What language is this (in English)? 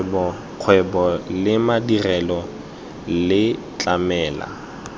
Tswana